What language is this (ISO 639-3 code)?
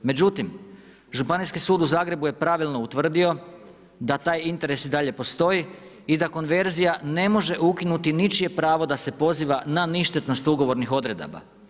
hrv